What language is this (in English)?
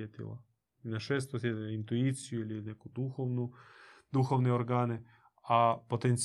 Croatian